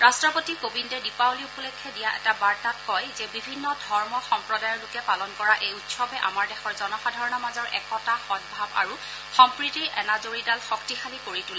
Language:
Assamese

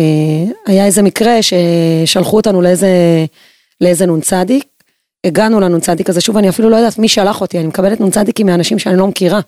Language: Hebrew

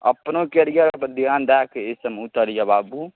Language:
Maithili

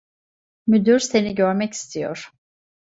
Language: Turkish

